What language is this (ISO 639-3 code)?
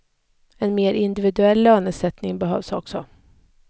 swe